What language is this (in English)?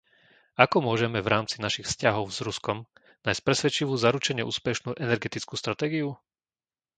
Slovak